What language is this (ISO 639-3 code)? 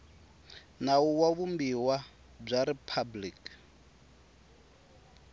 tso